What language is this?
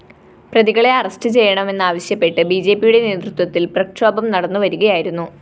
Malayalam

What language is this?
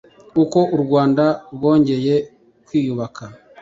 Kinyarwanda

